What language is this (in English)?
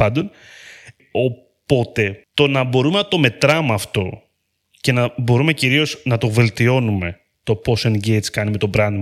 Greek